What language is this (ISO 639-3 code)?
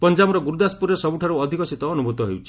ori